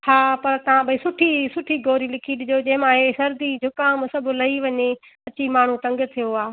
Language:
Sindhi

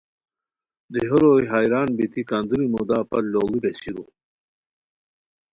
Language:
Khowar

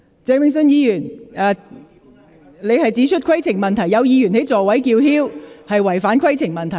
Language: Cantonese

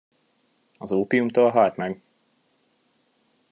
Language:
Hungarian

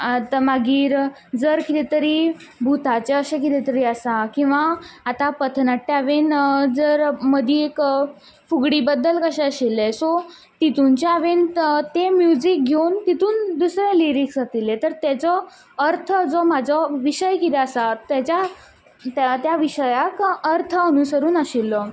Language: Konkani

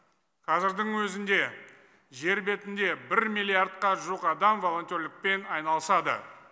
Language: Kazakh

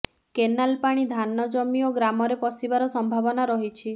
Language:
Odia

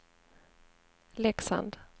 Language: Swedish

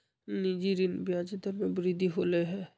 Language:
Magahi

